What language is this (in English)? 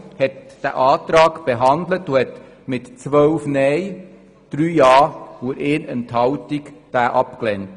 Swiss German